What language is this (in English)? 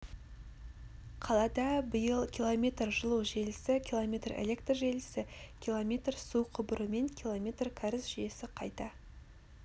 Kazakh